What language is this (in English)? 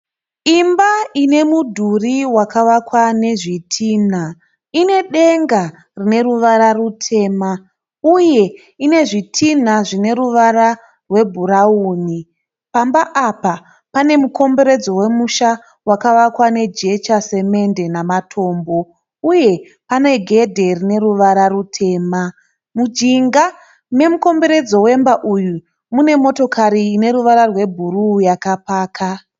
Shona